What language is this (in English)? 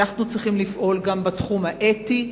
Hebrew